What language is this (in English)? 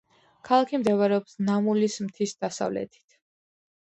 Georgian